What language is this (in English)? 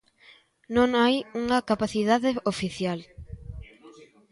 Galician